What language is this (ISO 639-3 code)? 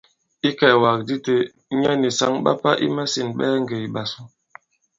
abb